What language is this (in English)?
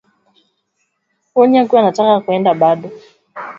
Swahili